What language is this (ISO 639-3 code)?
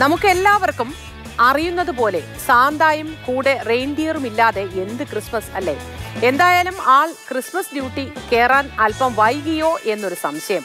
mal